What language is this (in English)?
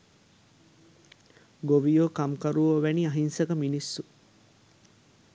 Sinhala